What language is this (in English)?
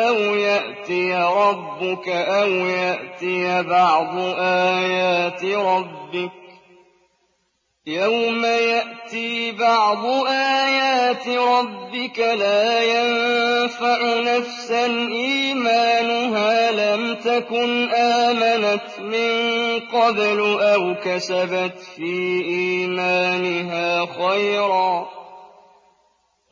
Arabic